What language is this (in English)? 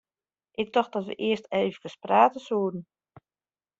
Western Frisian